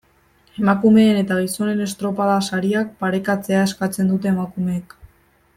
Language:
Basque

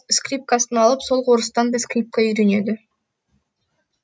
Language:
Kazakh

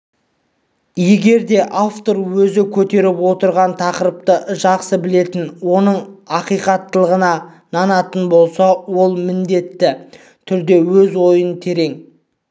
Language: Kazakh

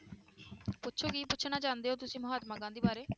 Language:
Punjabi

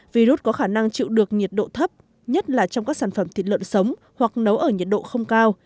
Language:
Vietnamese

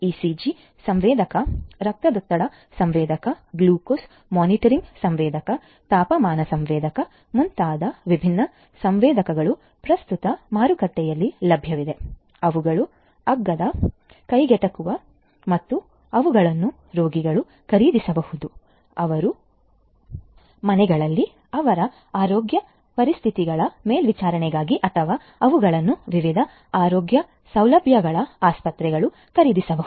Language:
Kannada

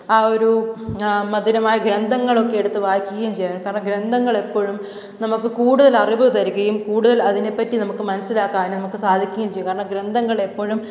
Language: Malayalam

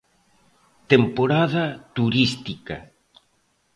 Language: Galician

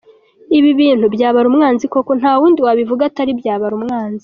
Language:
Kinyarwanda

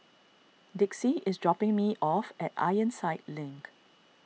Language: English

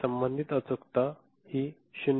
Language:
Marathi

